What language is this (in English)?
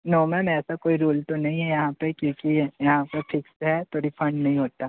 Hindi